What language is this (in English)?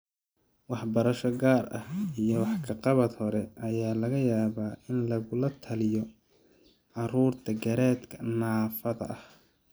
Somali